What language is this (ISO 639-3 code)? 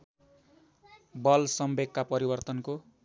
nep